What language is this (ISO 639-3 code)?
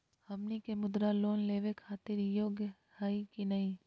mag